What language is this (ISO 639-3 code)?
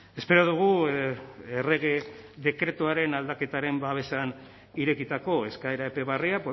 eus